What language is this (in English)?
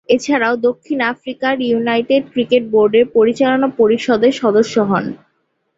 Bangla